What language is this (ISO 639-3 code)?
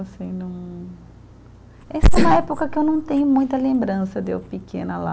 por